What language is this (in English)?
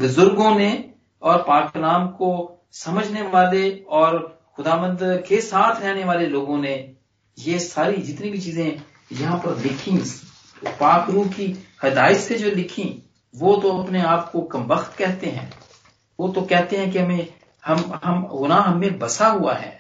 Hindi